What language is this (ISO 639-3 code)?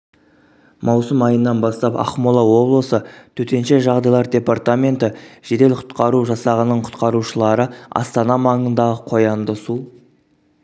kaz